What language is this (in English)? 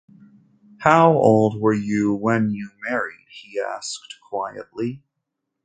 English